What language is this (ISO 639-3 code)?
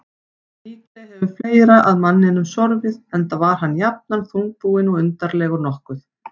isl